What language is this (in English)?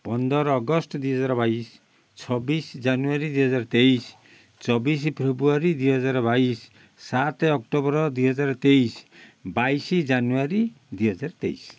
Odia